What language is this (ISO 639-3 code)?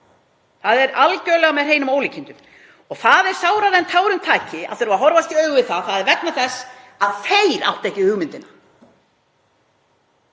isl